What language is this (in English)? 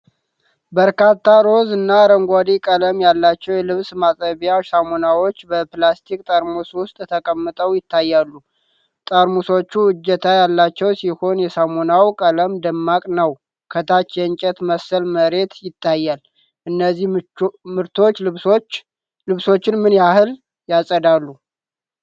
Amharic